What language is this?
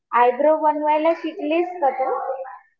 Marathi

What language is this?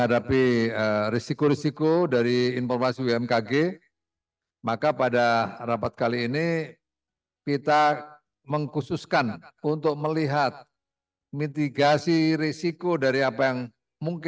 Indonesian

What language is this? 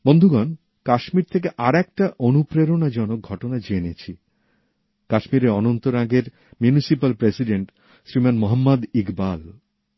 Bangla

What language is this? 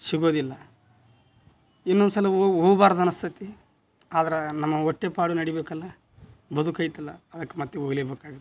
Kannada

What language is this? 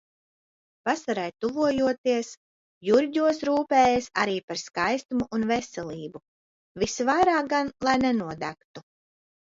Latvian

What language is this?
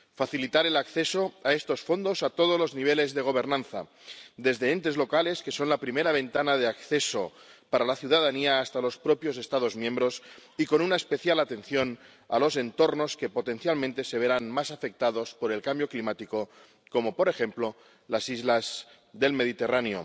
Spanish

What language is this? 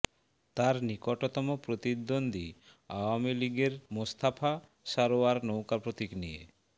Bangla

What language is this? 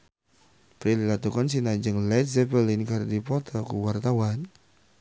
Sundanese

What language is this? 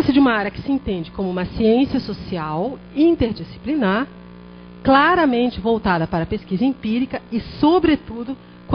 Portuguese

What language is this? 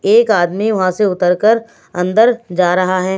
Hindi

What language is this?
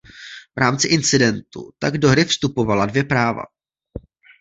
Czech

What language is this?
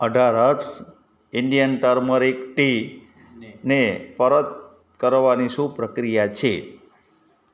Gujarati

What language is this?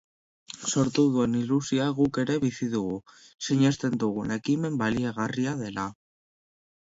Basque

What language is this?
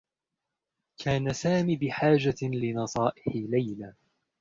Arabic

